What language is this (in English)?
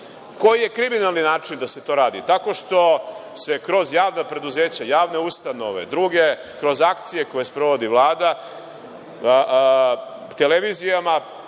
Serbian